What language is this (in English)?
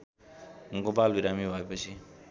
Nepali